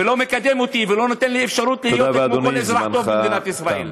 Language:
Hebrew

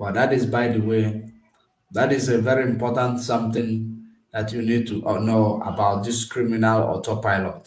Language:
English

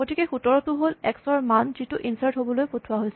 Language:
Assamese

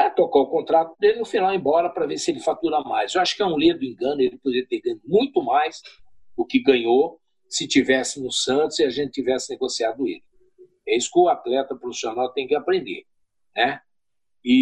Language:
Portuguese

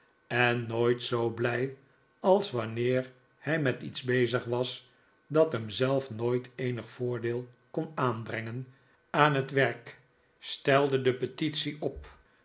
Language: Dutch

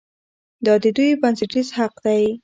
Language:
Pashto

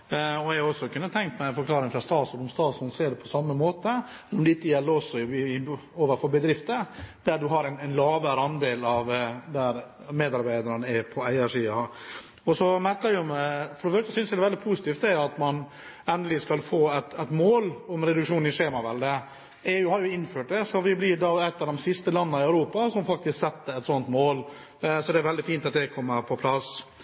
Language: Norwegian Bokmål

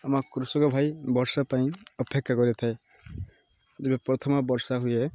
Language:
Odia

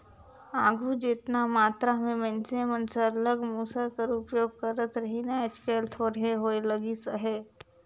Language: Chhattisgarhi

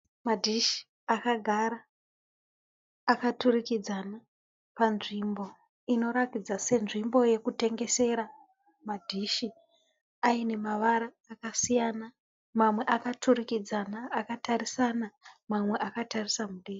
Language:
Shona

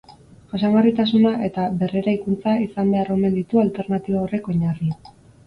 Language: Basque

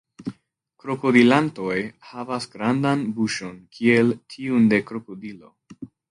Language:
Esperanto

